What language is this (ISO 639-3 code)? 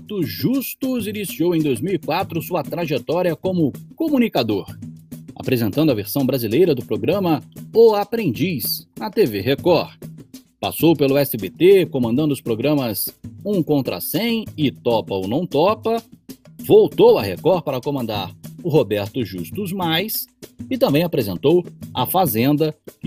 por